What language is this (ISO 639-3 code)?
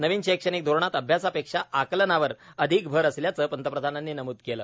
mar